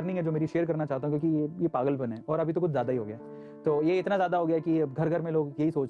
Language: Hindi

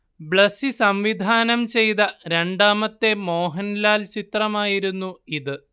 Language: Malayalam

